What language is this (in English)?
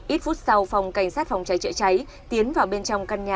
Vietnamese